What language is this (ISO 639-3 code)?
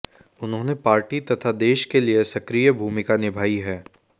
hin